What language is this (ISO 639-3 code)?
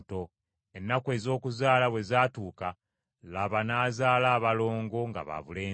lug